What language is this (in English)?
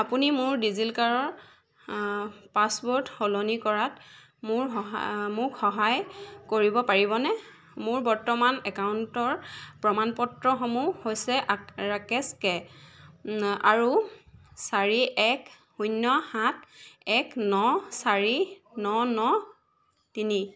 Assamese